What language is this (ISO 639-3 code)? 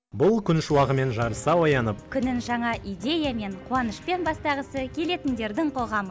kaz